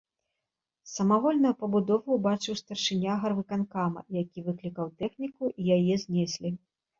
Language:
Belarusian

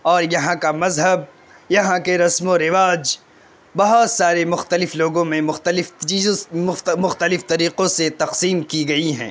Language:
Urdu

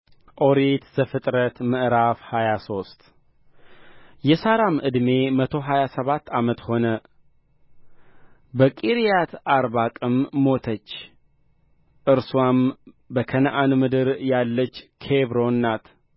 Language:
Amharic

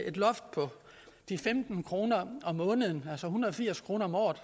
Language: Danish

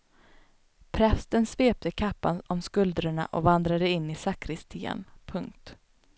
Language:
Swedish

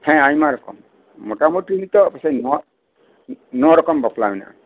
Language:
Santali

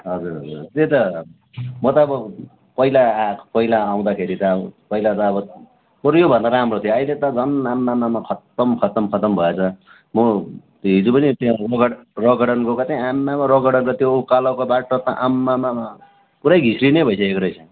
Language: Nepali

